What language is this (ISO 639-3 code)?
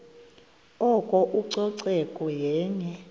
xho